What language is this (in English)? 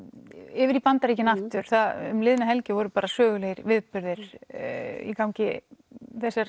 Icelandic